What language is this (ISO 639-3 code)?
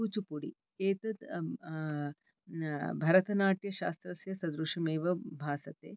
san